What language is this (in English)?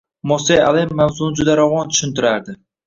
Uzbek